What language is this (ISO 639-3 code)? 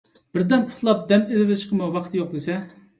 uig